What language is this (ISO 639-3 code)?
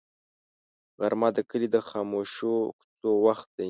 pus